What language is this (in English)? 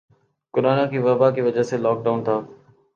Urdu